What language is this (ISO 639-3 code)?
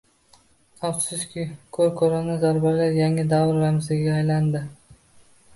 uzb